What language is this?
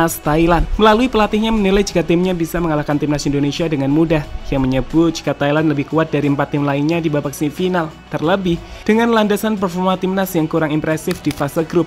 Indonesian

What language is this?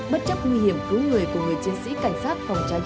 Vietnamese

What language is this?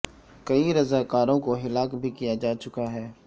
Urdu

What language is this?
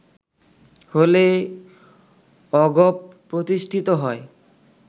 Bangla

